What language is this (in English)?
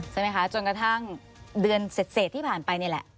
Thai